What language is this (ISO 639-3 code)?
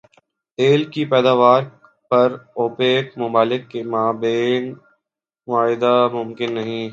urd